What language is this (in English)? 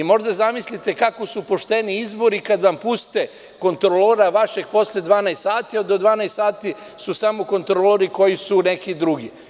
Serbian